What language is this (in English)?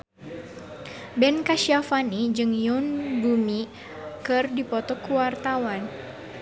Sundanese